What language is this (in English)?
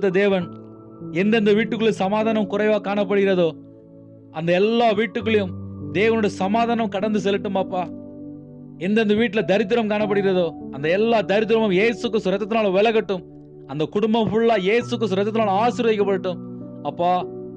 Romanian